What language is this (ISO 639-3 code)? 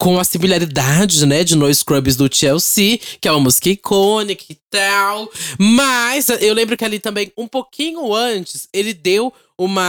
por